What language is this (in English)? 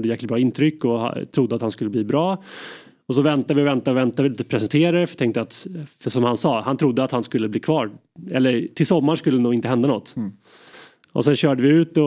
Swedish